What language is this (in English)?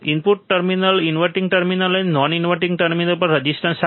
Gujarati